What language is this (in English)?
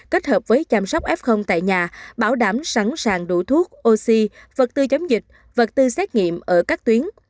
Vietnamese